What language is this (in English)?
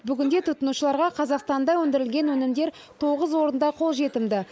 Kazakh